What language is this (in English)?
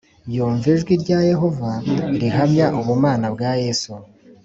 Kinyarwanda